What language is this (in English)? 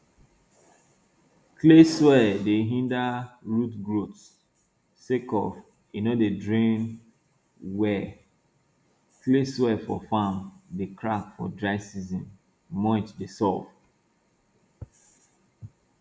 Nigerian Pidgin